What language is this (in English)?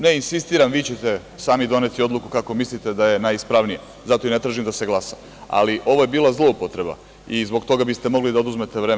Serbian